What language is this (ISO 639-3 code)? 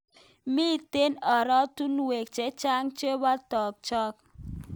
kln